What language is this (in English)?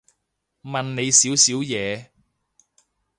Cantonese